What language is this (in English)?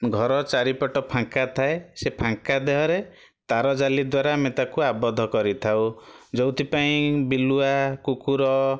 Odia